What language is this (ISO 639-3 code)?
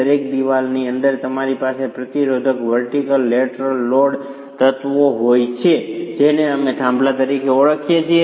guj